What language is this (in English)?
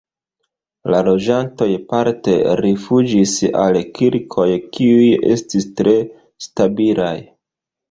Esperanto